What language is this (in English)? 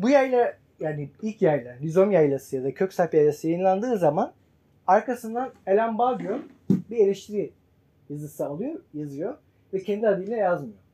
Turkish